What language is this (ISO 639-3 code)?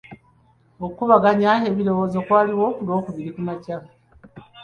lug